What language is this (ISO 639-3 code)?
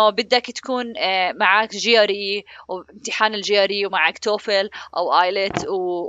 ara